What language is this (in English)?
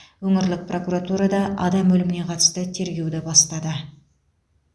Kazakh